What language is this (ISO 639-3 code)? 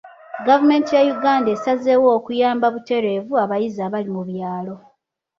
lug